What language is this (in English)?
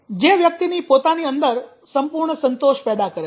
Gujarati